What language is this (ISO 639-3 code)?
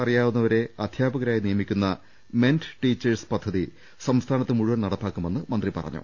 mal